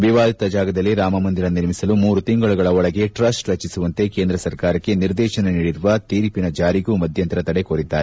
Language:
Kannada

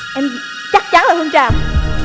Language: Vietnamese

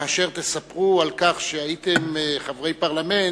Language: Hebrew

